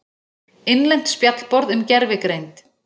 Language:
Icelandic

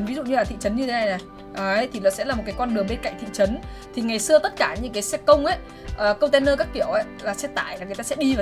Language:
Vietnamese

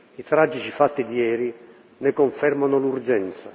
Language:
Italian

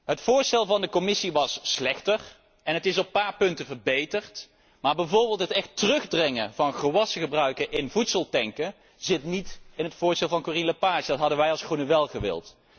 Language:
Dutch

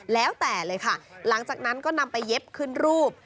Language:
Thai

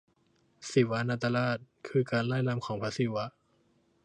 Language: Thai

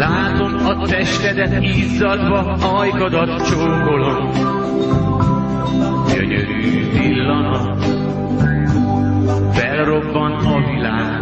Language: Hungarian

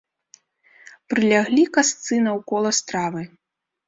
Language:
Belarusian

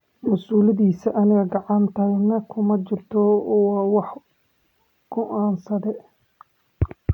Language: Somali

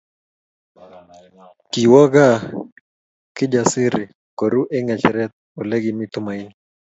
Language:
Kalenjin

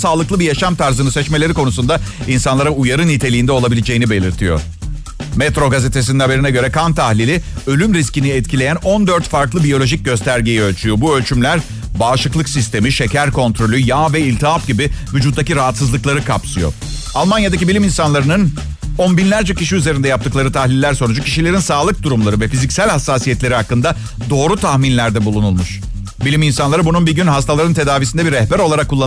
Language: Turkish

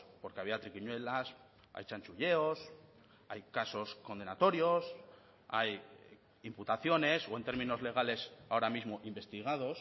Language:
Spanish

